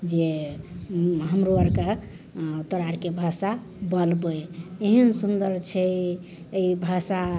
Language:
Maithili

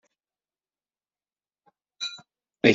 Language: Kabyle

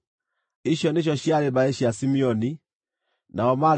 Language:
Kikuyu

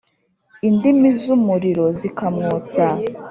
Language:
Kinyarwanda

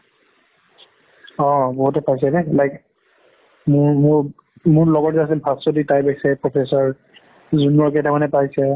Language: Assamese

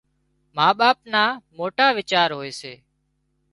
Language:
Wadiyara Koli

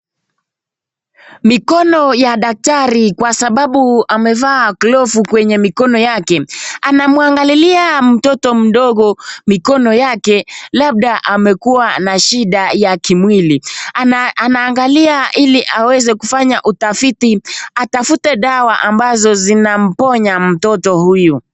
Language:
Swahili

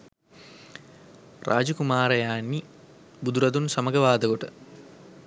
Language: Sinhala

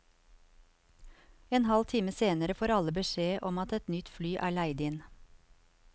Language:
Norwegian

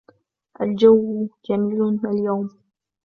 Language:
Arabic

